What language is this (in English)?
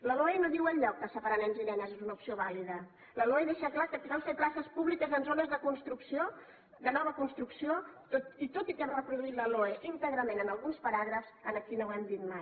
Catalan